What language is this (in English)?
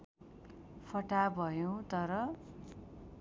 Nepali